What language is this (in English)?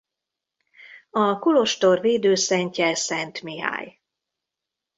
Hungarian